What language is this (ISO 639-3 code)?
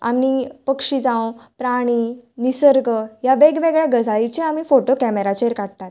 kok